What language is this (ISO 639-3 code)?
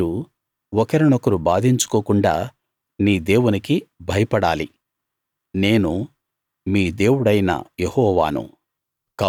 tel